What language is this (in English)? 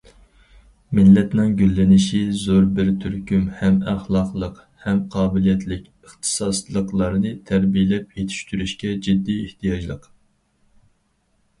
Uyghur